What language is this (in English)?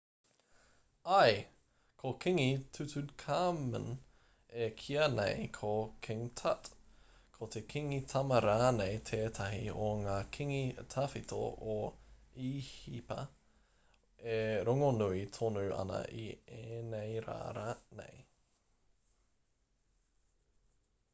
Māori